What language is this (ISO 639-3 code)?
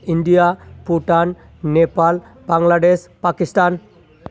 brx